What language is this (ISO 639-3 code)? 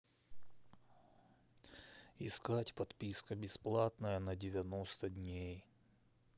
rus